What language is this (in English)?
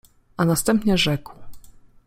Polish